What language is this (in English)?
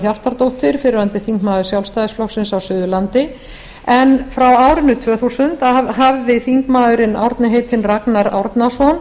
Icelandic